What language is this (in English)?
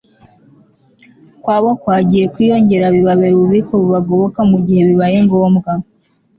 Kinyarwanda